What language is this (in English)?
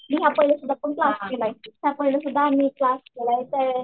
Marathi